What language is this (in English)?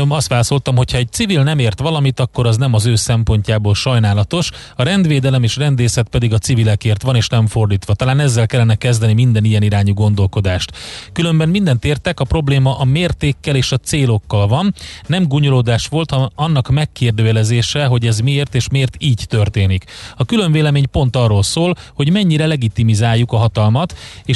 Hungarian